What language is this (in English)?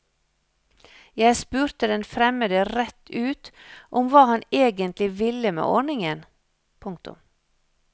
Norwegian